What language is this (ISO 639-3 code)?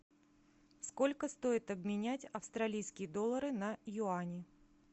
rus